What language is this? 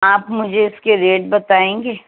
Urdu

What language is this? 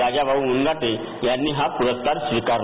Marathi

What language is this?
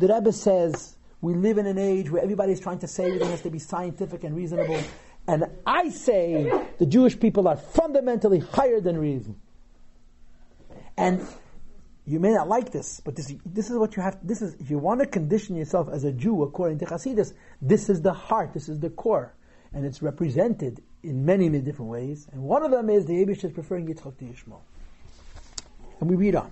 English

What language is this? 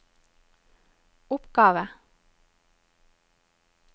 Norwegian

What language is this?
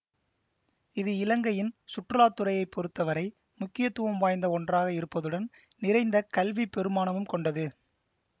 Tamil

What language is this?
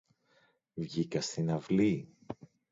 Greek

